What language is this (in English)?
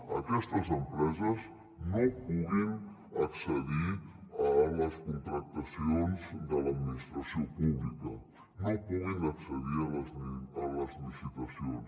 Catalan